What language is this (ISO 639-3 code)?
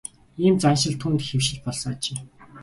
mon